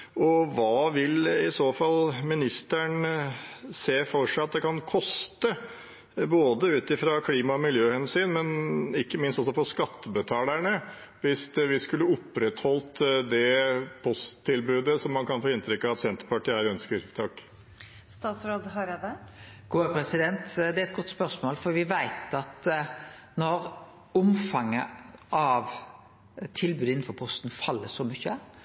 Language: Norwegian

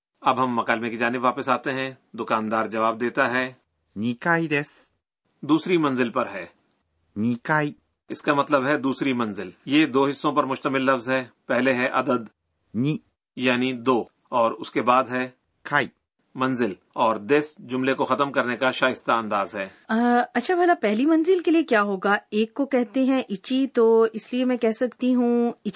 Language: Urdu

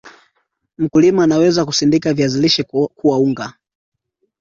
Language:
Swahili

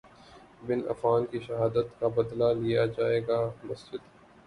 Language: Urdu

